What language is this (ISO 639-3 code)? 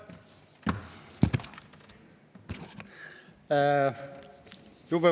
est